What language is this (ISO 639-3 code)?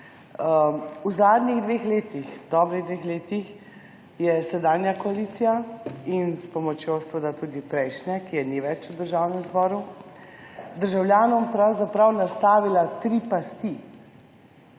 slv